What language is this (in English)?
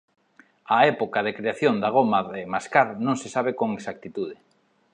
Galician